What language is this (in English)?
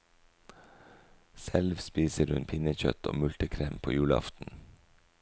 Norwegian